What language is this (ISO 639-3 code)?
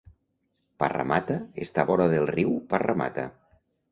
cat